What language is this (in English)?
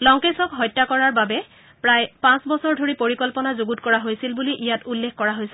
Assamese